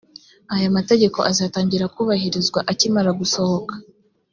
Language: Kinyarwanda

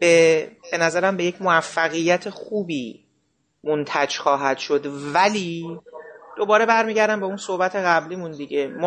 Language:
Persian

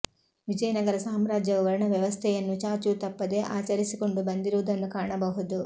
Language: Kannada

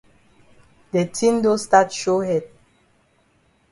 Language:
Cameroon Pidgin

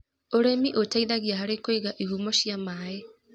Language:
Kikuyu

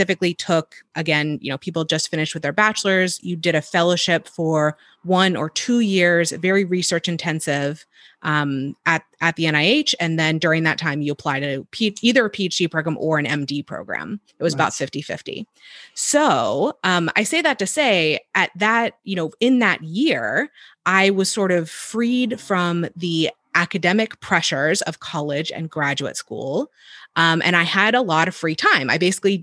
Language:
English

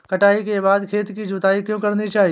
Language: Hindi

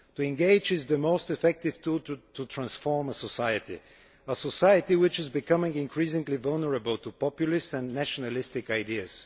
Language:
English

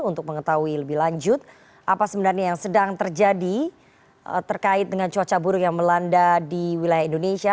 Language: Indonesian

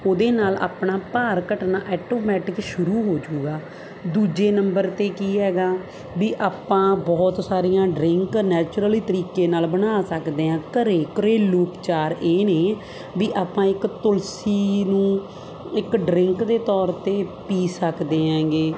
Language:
Punjabi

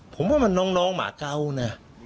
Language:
Thai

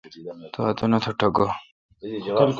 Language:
Kalkoti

